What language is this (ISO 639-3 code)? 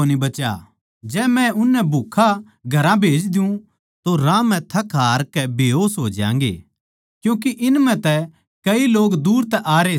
bgc